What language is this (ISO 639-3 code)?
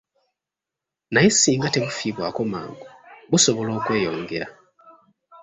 lug